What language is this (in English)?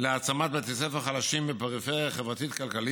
Hebrew